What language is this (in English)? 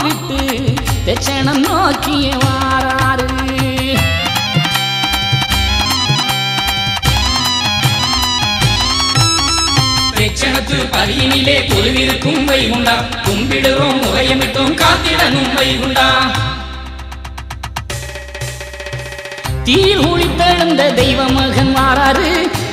Arabic